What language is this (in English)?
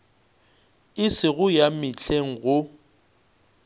Northern Sotho